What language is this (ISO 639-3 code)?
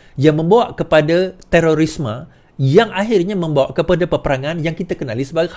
msa